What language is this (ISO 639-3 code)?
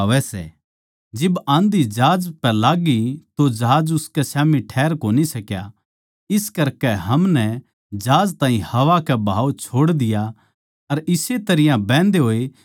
bgc